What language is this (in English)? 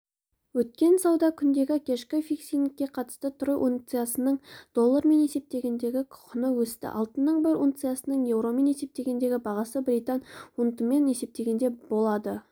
Kazakh